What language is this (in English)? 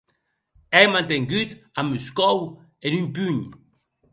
Occitan